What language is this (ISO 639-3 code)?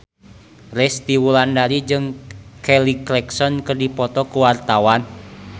sun